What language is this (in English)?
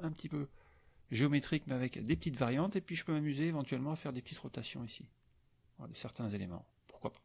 French